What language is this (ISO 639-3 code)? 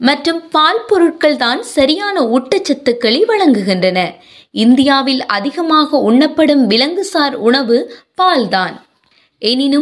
tam